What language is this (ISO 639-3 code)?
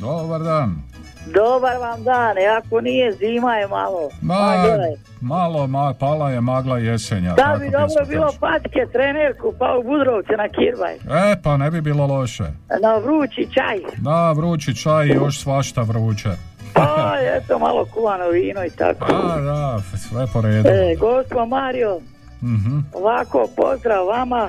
hrv